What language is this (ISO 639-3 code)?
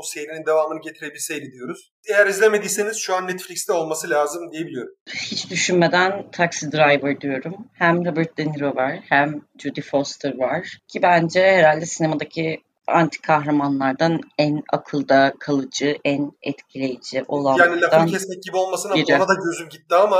tur